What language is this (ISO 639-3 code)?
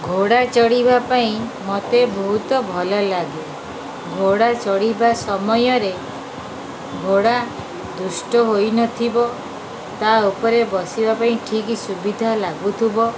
ori